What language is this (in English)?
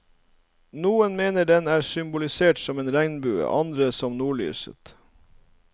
Norwegian